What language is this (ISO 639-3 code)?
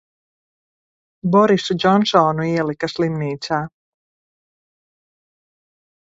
lav